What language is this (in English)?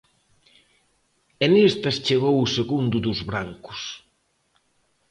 Galician